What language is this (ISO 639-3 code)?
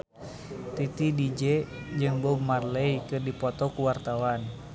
sun